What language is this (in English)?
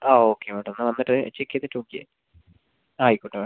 Malayalam